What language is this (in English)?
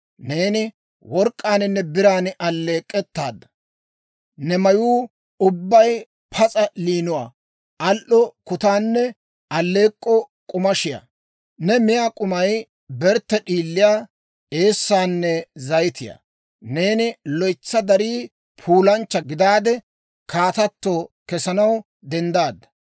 Dawro